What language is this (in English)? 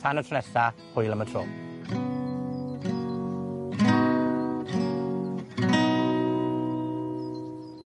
Welsh